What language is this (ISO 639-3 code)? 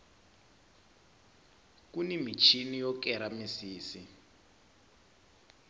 tso